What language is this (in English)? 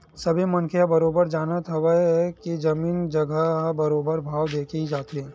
Chhattisgarhi